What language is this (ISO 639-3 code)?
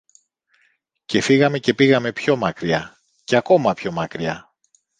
ell